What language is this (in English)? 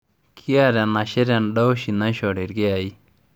Masai